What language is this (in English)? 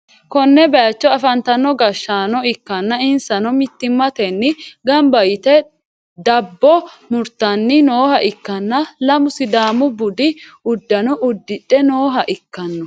Sidamo